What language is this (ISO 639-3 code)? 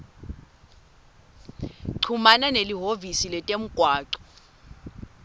ssw